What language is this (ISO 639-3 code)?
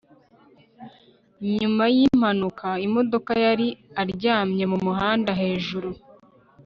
kin